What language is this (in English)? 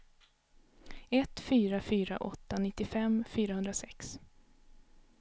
Swedish